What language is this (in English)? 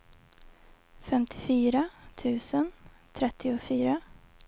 Swedish